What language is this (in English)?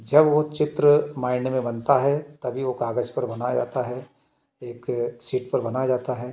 Hindi